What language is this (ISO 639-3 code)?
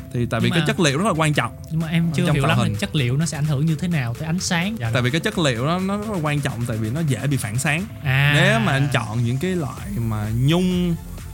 vie